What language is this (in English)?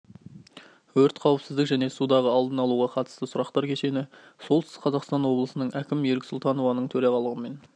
Kazakh